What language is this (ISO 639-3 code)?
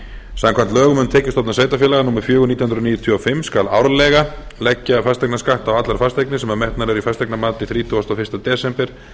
isl